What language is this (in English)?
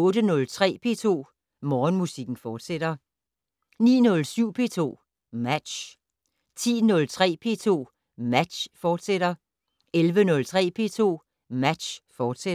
Danish